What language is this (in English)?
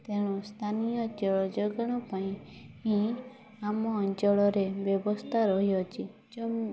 Odia